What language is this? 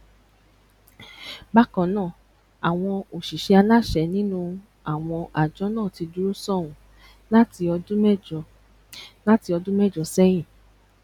Yoruba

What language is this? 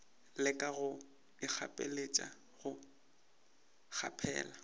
Northern Sotho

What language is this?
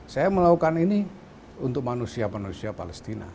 Indonesian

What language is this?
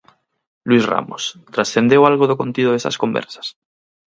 Galician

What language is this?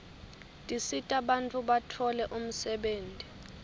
Swati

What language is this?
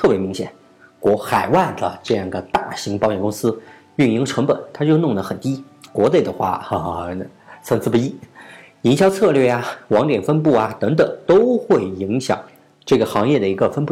Chinese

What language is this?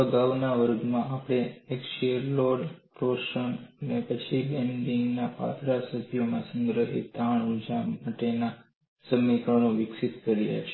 Gujarati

